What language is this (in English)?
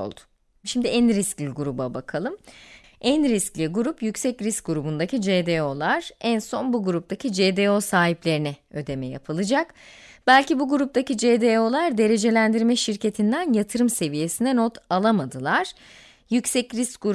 Turkish